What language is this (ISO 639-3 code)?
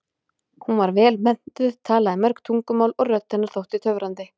isl